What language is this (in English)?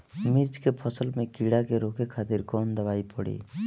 Bhojpuri